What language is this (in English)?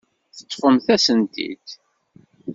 Kabyle